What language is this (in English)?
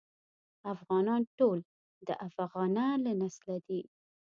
Pashto